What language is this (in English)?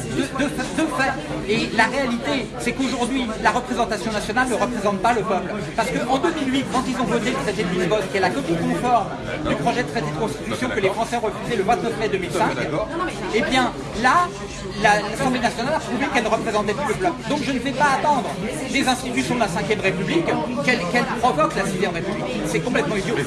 French